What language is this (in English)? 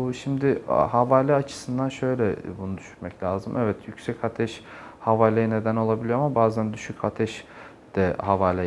Turkish